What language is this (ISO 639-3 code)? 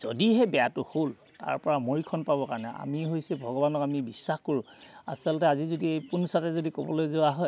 asm